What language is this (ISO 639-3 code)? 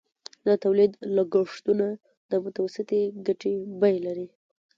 pus